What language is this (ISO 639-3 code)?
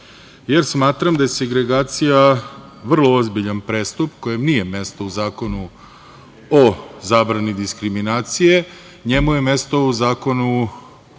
srp